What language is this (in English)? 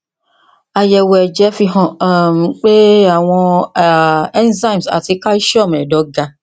Yoruba